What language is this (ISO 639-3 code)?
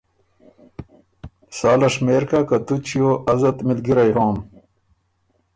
oru